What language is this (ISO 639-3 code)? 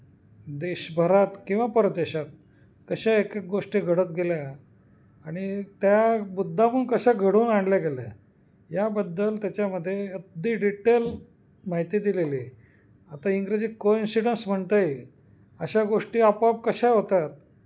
mar